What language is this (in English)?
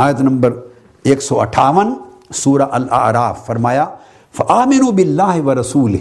Urdu